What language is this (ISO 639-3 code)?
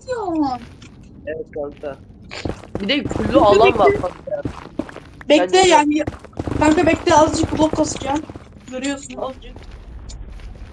tur